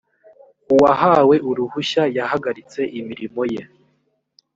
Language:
Kinyarwanda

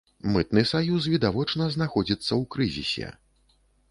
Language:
Belarusian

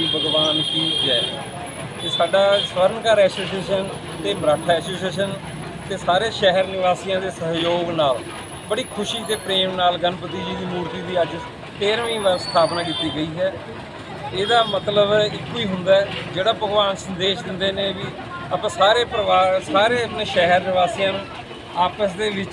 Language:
Hindi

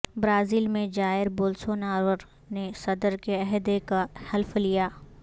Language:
Urdu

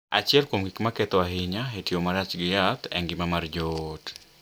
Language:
Luo (Kenya and Tanzania)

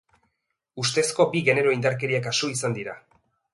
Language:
Basque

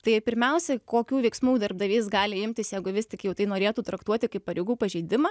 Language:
Lithuanian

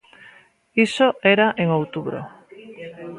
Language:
Galician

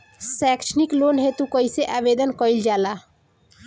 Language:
Bhojpuri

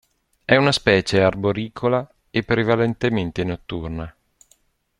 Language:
Italian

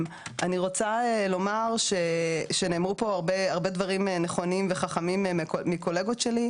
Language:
Hebrew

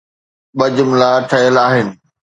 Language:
Sindhi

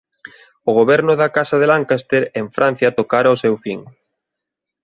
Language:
Galician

